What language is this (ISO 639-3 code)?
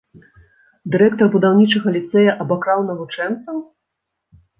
bel